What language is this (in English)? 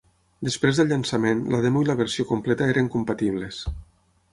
Catalan